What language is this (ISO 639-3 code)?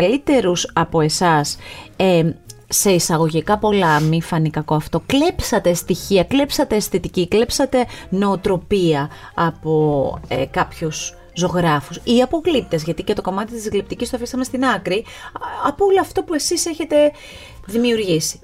ell